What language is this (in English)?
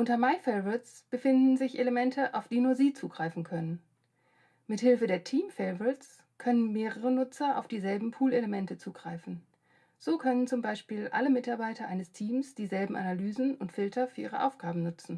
German